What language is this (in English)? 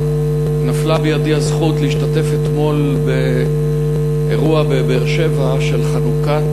Hebrew